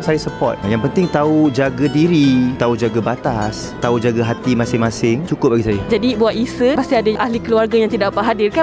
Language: Malay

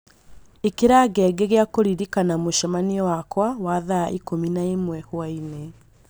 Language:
Kikuyu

